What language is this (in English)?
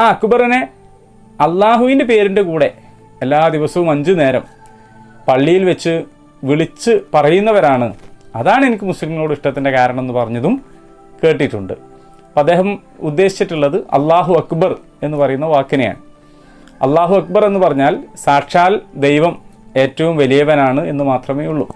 Malayalam